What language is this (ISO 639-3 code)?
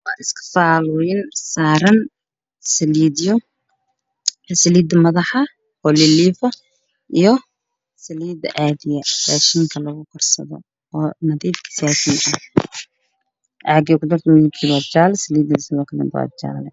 som